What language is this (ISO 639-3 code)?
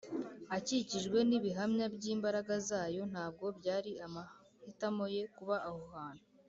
kin